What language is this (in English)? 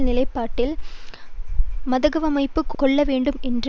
Tamil